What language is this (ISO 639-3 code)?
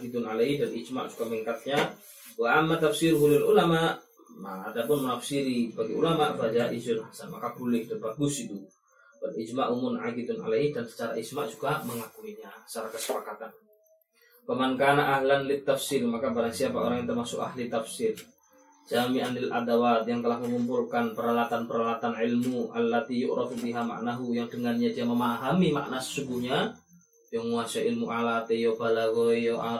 msa